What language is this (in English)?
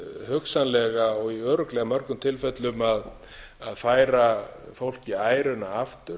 Icelandic